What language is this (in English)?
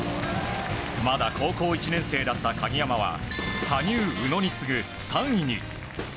Japanese